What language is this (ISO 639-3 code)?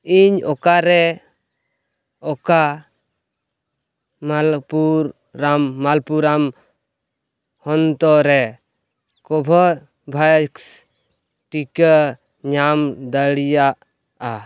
sat